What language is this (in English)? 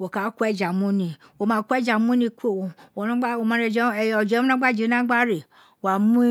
Isekiri